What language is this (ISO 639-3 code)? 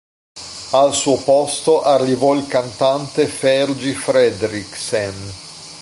ita